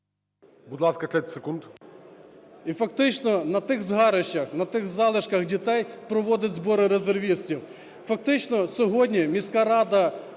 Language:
Ukrainian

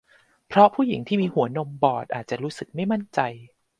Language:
Thai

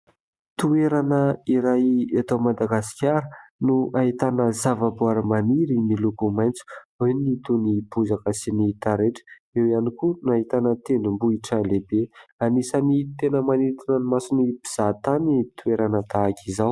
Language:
Malagasy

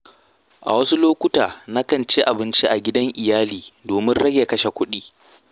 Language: Hausa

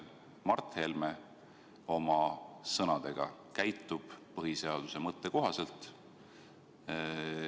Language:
Estonian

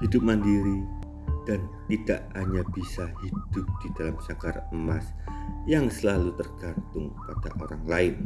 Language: Indonesian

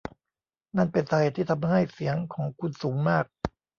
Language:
Thai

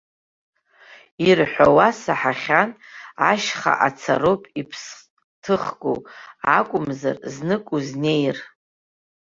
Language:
Abkhazian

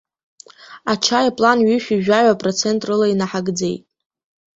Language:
Abkhazian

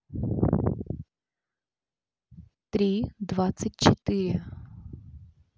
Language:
Russian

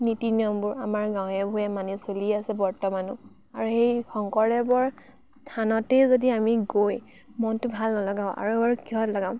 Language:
Assamese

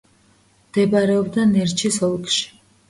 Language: Georgian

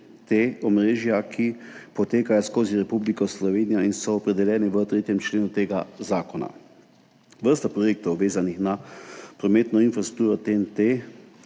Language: Slovenian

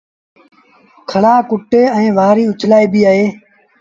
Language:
Sindhi Bhil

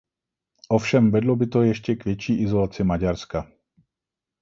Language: Czech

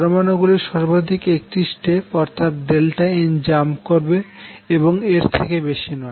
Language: Bangla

